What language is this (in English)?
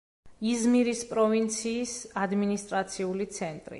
Georgian